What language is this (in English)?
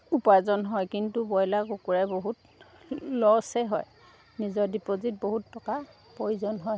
Assamese